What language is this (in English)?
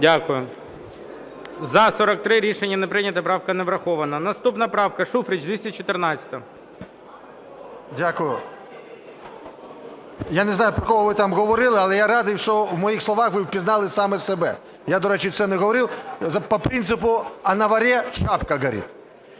Ukrainian